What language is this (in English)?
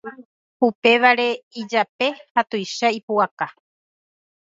Guarani